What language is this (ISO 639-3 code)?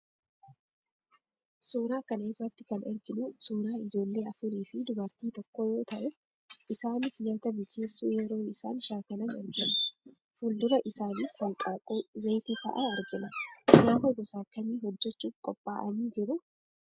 orm